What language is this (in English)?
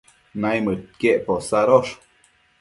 Matsés